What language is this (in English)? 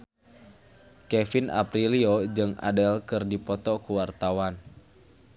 Sundanese